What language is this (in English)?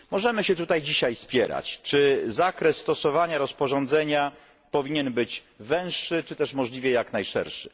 Polish